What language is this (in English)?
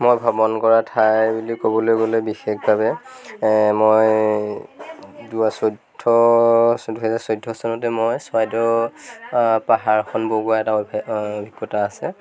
Assamese